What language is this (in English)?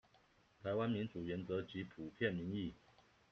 Chinese